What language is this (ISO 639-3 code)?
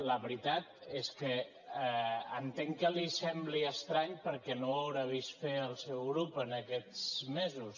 cat